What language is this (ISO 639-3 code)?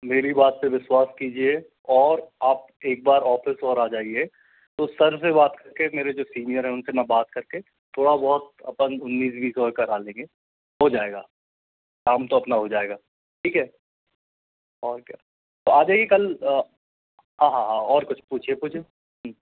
hin